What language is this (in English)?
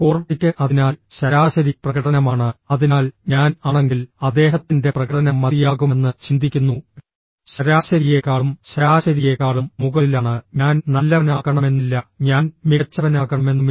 Malayalam